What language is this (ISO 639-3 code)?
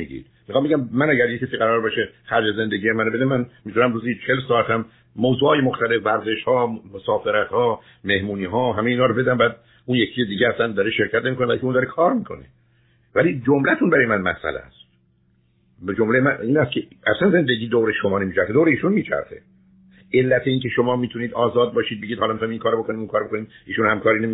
fas